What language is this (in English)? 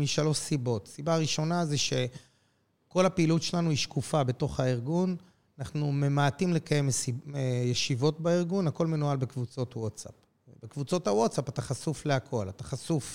Hebrew